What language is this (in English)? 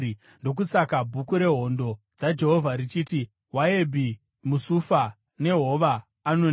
Shona